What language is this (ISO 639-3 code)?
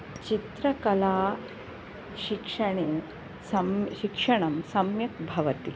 san